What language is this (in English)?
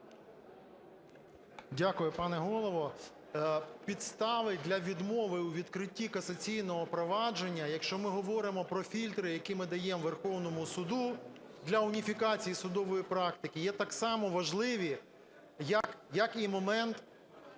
Ukrainian